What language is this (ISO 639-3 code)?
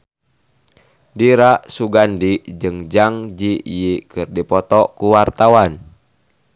sun